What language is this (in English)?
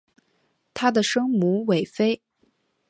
Chinese